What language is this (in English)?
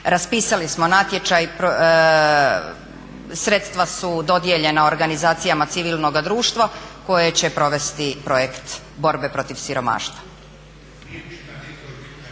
Croatian